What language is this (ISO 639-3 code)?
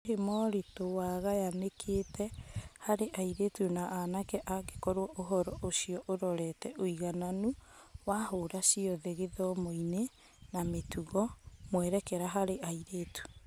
kik